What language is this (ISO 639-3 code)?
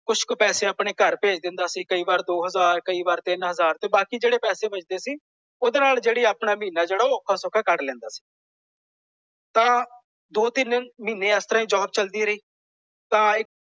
pan